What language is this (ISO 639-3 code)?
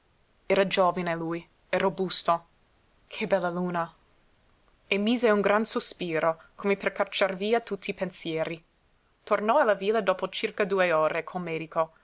ita